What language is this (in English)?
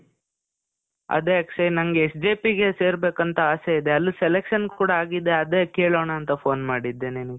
Kannada